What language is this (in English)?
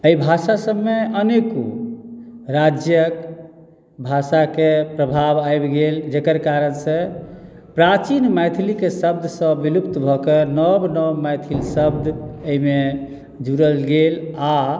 Maithili